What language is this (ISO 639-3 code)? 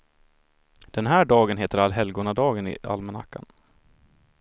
swe